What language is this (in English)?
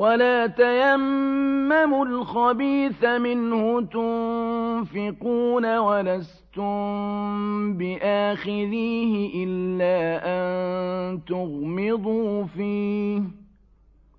Arabic